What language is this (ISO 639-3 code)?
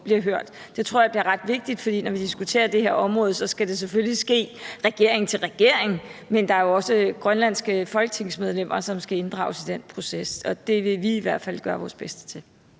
dan